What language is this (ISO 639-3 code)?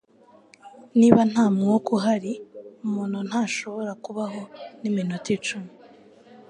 kin